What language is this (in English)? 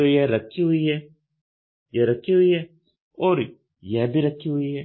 Hindi